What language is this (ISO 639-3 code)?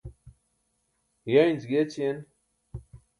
bsk